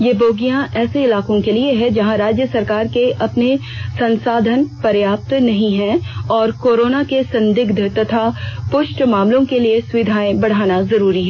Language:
Hindi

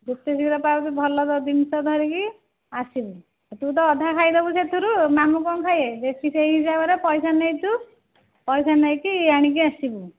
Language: Odia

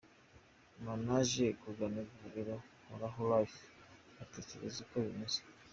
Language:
Kinyarwanda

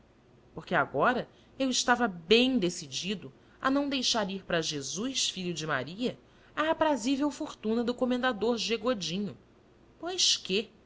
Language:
Portuguese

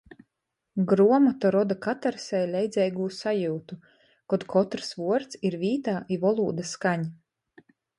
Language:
Latgalian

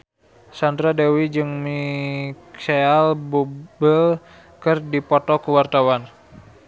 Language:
Sundanese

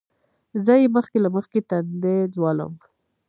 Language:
Pashto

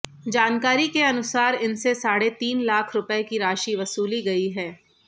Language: Hindi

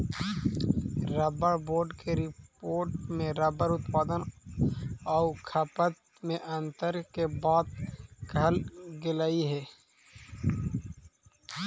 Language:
Magahi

